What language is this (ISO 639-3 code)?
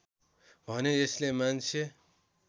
nep